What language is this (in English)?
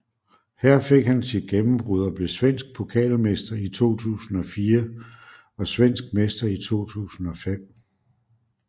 Danish